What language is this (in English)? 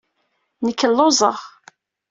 Kabyle